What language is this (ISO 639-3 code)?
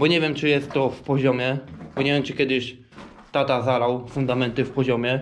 pol